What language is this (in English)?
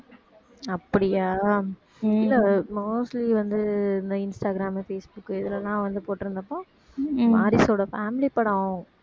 Tamil